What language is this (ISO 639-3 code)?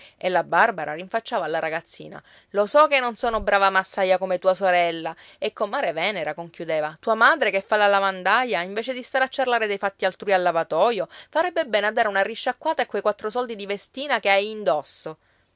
ita